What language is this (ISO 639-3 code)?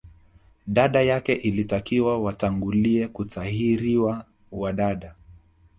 swa